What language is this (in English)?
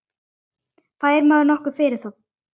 Icelandic